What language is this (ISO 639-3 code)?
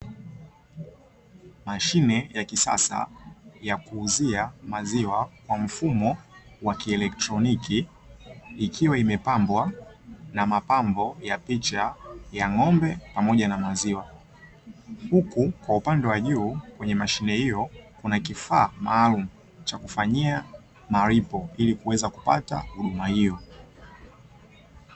swa